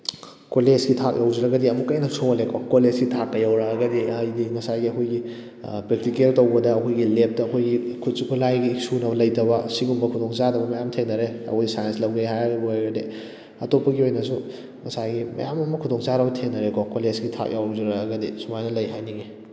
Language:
Manipuri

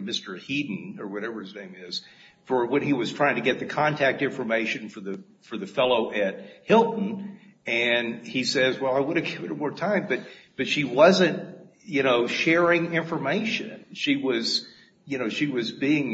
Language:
English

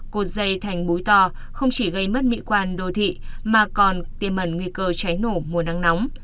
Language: Vietnamese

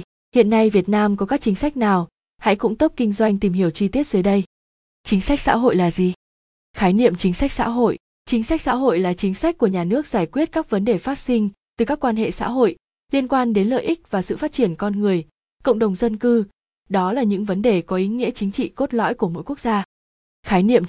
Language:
Vietnamese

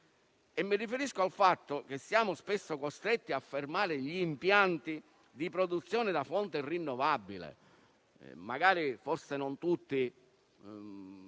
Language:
Italian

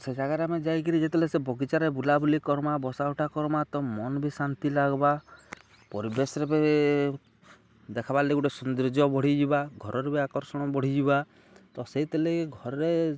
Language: Odia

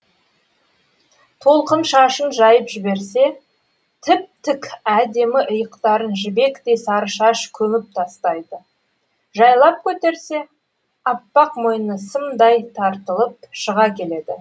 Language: Kazakh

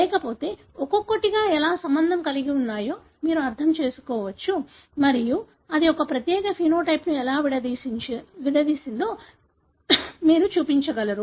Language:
Telugu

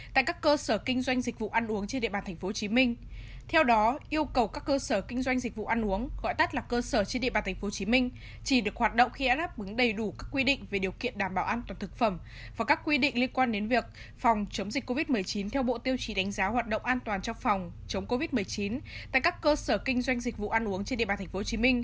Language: Vietnamese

